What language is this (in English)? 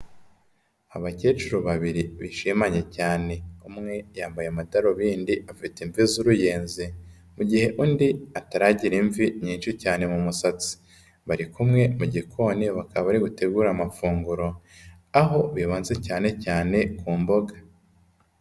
Kinyarwanda